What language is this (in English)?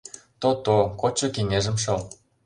Mari